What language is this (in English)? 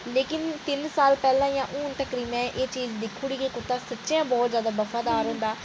Dogri